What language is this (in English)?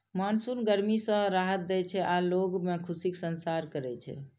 Maithili